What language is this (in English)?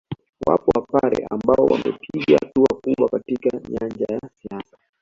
Swahili